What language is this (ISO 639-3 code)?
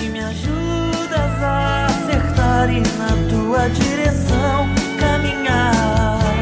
por